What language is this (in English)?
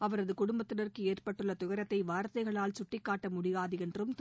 Tamil